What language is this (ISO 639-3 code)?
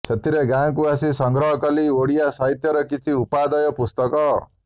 ori